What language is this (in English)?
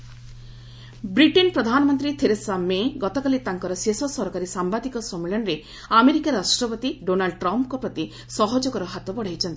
Odia